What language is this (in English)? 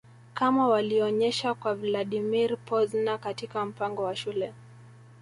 Swahili